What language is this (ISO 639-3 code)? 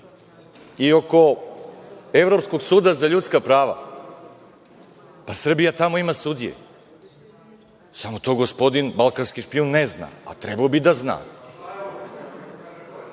srp